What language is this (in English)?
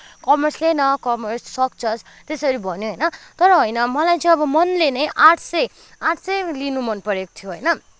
Nepali